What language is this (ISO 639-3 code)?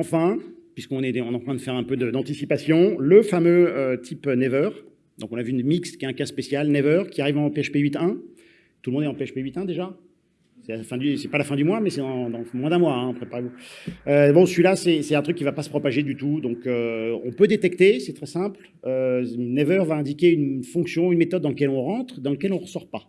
fra